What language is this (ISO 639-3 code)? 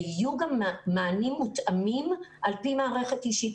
heb